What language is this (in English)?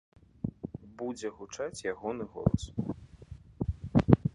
Belarusian